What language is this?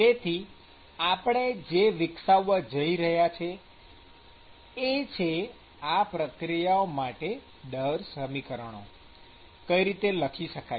Gujarati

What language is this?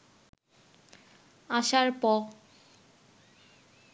Bangla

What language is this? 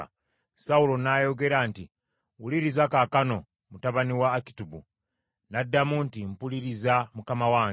Ganda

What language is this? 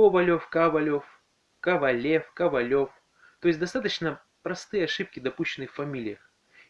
Russian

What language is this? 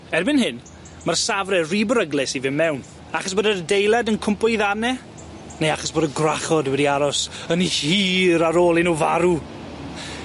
Welsh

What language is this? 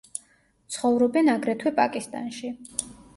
Georgian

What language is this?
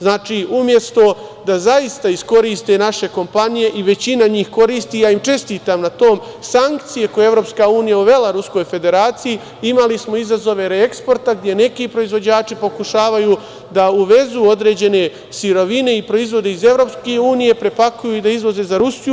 Serbian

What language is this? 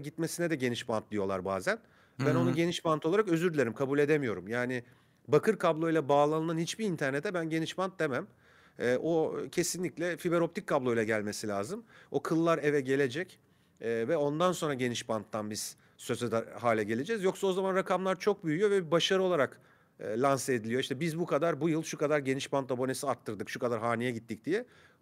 Turkish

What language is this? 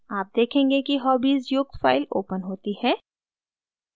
Hindi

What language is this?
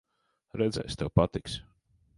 Latvian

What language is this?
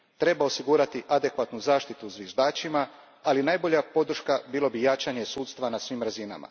Croatian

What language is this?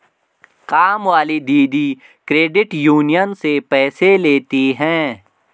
Hindi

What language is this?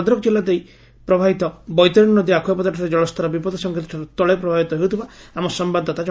Odia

